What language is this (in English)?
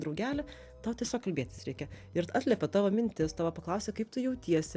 Lithuanian